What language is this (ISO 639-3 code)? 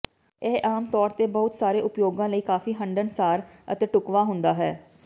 pan